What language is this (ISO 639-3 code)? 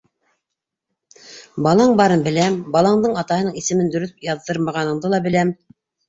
bak